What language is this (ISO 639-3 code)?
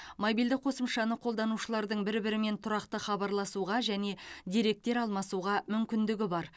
kaz